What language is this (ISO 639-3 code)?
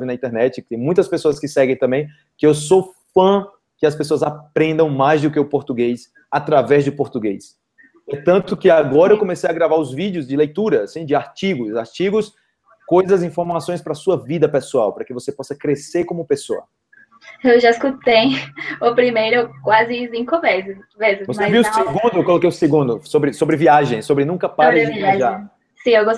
por